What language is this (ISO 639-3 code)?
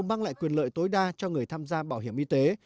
vie